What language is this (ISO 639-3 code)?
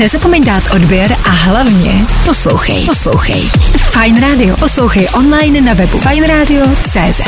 ces